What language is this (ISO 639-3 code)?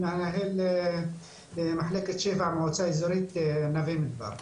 heb